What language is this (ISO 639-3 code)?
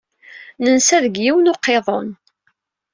kab